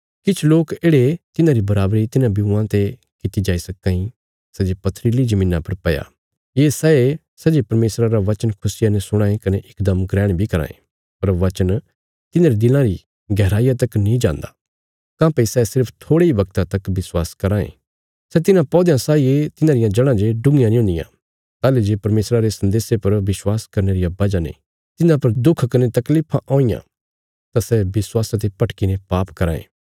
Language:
Bilaspuri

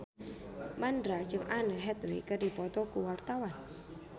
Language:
Sundanese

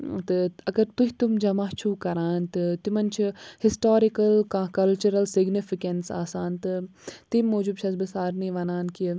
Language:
Kashmiri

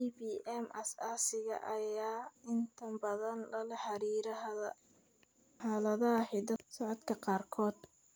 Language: Somali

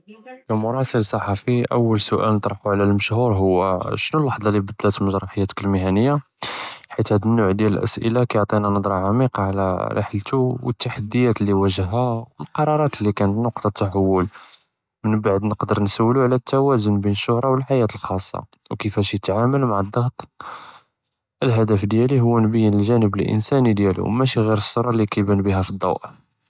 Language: Judeo-Arabic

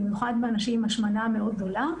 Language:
Hebrew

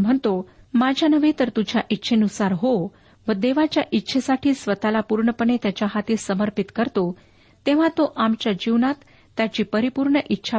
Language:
Marathi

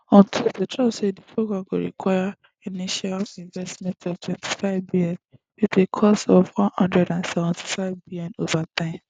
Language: Nigerian Pidgin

